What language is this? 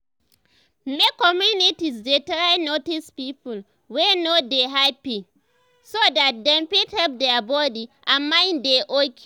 Nigerian Pidgin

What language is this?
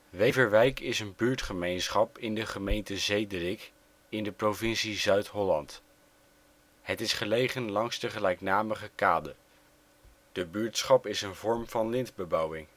Dutch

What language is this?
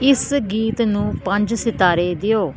Punjabi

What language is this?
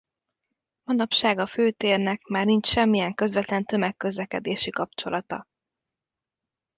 Hungarian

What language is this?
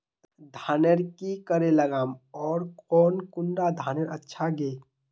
Magahi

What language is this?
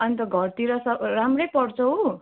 Nepali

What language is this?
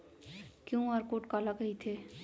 Chhattisgarhi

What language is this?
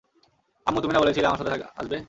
Bangla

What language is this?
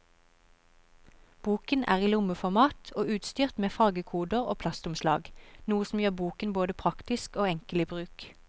Norwegian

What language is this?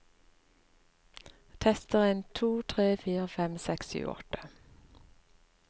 Norwegian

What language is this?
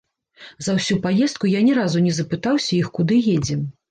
Belarusian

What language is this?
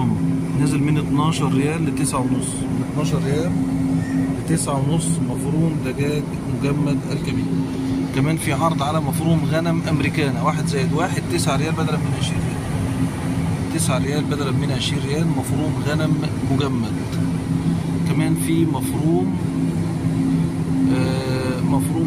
Arabic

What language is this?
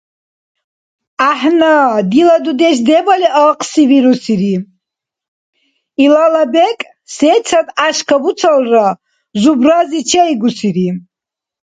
Dargwa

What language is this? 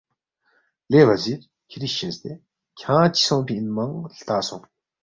Balti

